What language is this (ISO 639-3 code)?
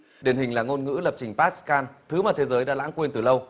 vie